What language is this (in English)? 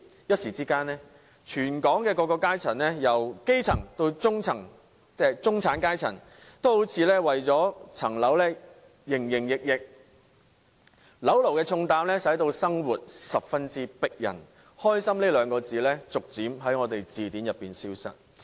Cantonese